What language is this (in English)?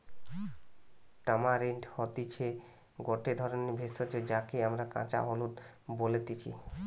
Bangla